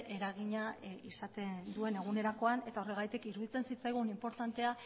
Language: Basque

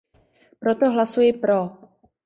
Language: Czech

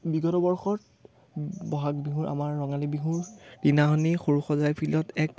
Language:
Assamese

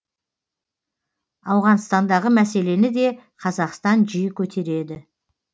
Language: Kazakh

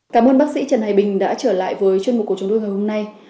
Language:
Vietnamese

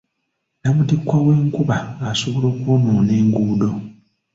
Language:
Ganda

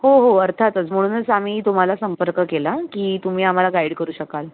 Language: Marathi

